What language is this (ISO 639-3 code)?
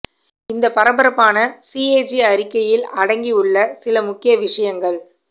tam